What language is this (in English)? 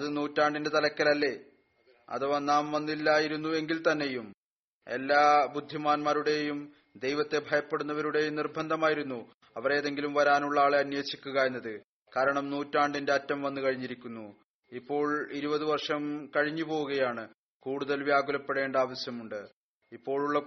Malayalam